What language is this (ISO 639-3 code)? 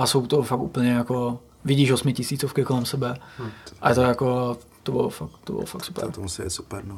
ces